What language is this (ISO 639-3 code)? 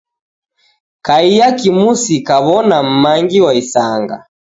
dav